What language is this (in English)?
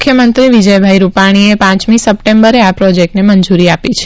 Gujarati